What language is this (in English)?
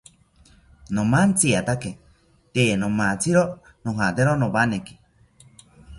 South Ucayali Ashéninka